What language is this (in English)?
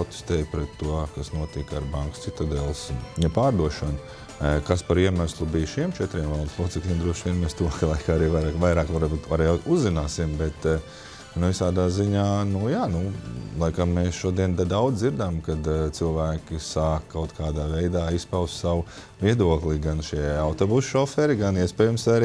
Latvian